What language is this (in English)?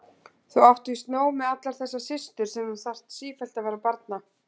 Icelandic